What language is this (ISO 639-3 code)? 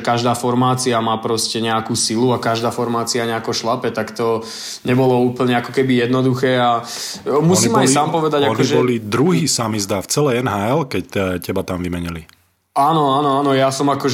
slk